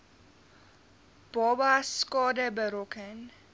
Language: Afrikaans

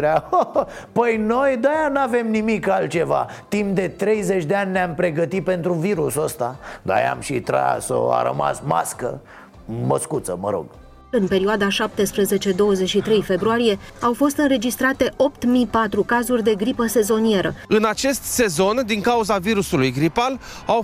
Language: Romanian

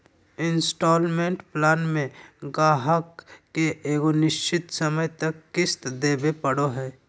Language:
Magahi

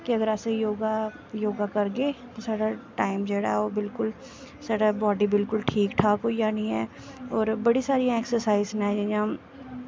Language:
Dogri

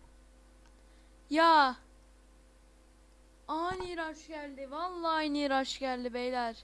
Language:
Turkish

